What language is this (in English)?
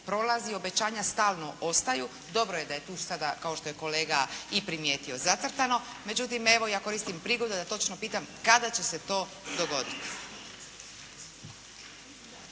Croatian